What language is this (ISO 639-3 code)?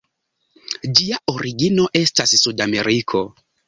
epo